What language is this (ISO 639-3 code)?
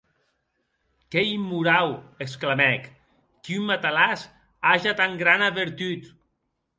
oci